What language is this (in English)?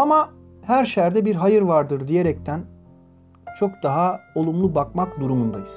Turkish